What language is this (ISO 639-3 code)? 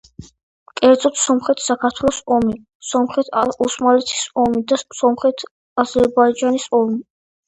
kat